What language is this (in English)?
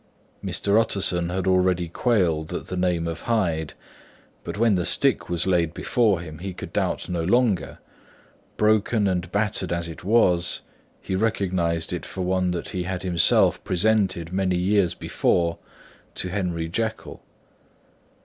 English